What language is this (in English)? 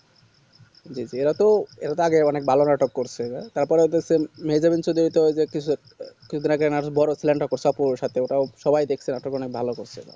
Bangla